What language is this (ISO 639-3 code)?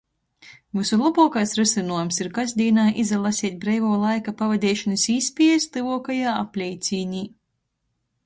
ltg